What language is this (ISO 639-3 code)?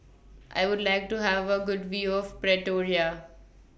eng